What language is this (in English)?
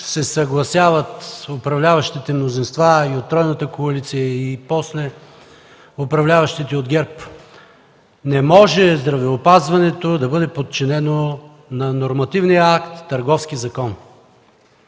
Bulgarian